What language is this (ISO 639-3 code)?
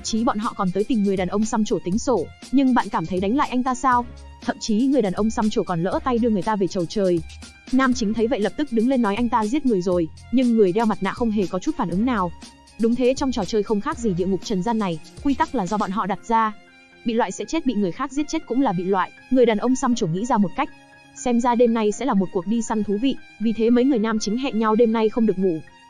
vie